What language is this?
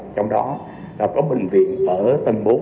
Vietnamese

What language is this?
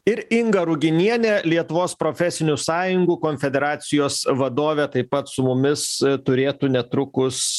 Lithuanian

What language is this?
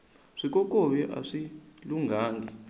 Tsonga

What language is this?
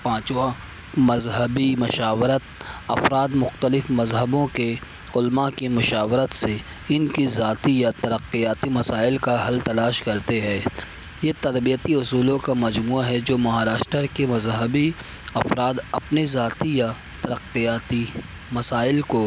Urdu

